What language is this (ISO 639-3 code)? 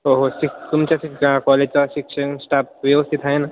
mar